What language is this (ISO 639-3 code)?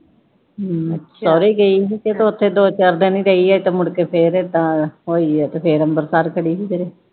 pan